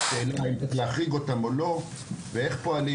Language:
Hebrew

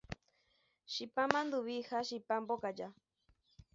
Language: Guarani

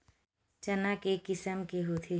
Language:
Chhattisgarhi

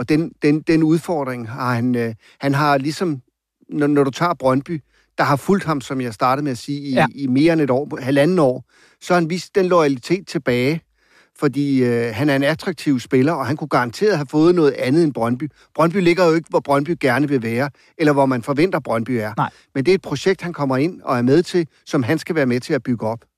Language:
Danish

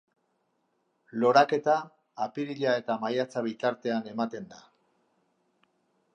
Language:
Basque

